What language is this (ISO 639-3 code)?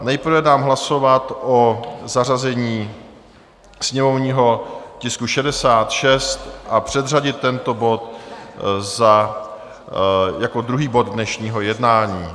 ces